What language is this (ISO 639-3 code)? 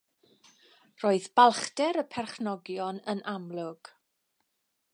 cym